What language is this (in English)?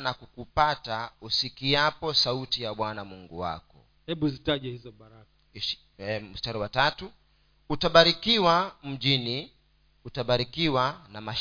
Swahili